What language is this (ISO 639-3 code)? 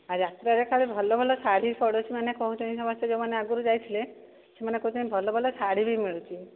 ori